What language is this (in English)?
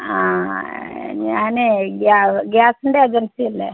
Malayalam